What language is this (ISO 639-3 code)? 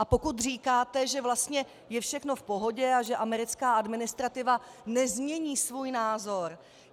ces